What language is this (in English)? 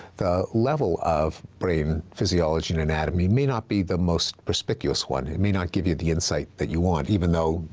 English